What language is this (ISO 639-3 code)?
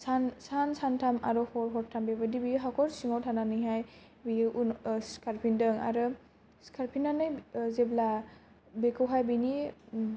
brx